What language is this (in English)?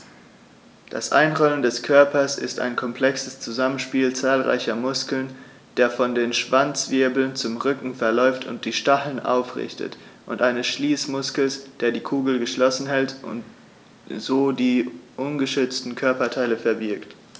German